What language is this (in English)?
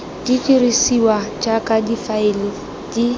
Tswana